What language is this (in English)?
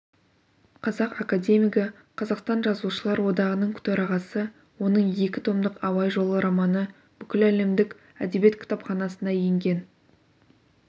Kazakh